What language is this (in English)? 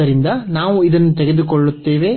Kannada